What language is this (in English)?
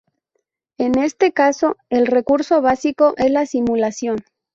Spanish